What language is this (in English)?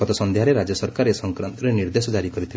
Odia